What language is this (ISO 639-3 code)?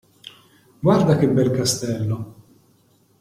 ita